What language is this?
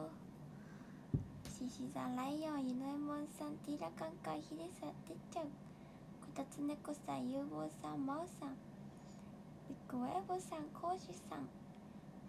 Japanese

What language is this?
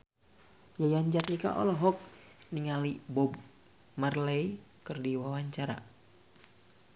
Sundanese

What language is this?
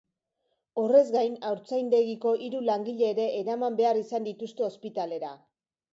Basque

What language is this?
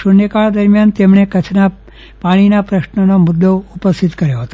Gujarati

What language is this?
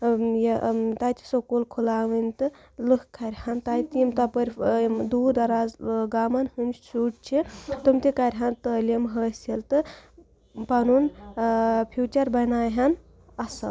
Kashmiri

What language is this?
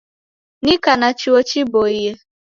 Taita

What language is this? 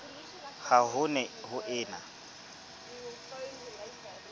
Southern Sotho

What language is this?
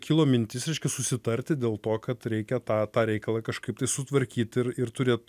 Lithuanian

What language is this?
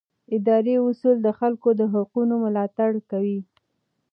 Pashto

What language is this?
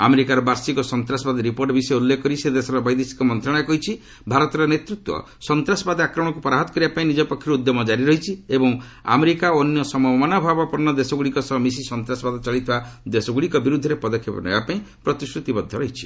Odia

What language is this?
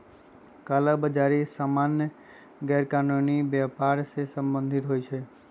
Magahi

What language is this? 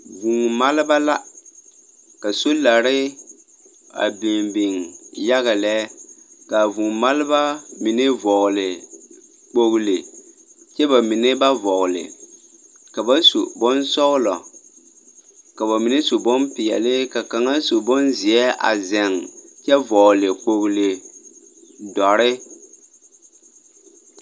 Southern Dagaare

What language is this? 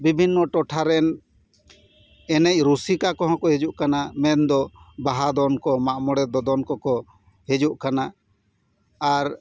Santali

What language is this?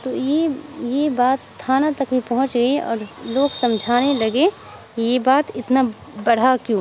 Urdu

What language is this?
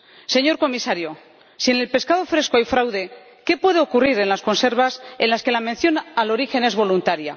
Spanish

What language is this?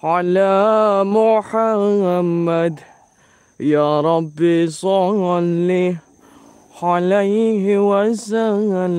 Indonesian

